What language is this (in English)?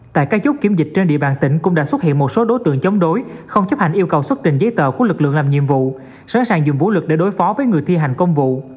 Vietnamese